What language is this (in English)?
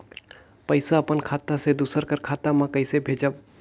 Chhattisgarhi